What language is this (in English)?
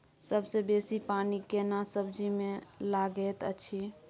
Maithili